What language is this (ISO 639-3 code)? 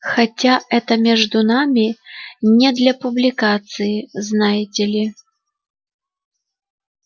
rus